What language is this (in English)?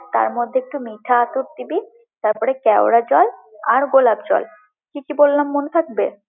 Bangla